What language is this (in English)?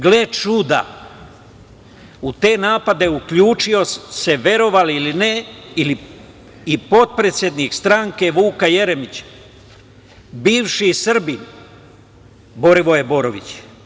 Serbian